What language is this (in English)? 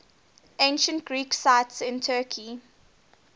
English